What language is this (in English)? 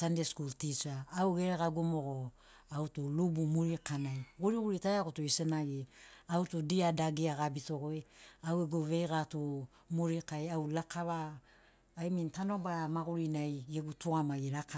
Sinaugoro